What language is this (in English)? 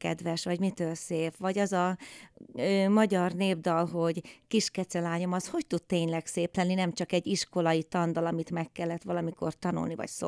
Hungarian